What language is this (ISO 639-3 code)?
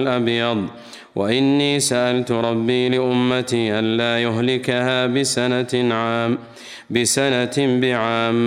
ara